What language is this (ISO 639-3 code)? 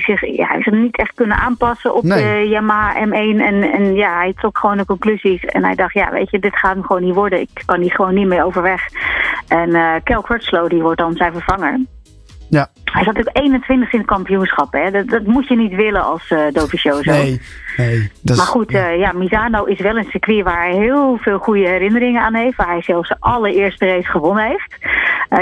nld